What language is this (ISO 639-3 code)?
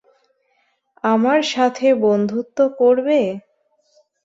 ben